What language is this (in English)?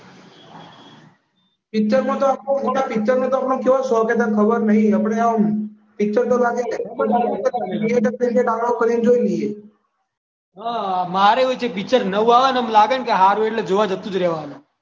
Gujarati